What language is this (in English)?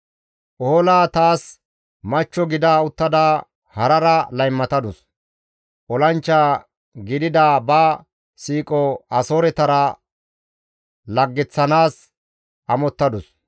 Gamo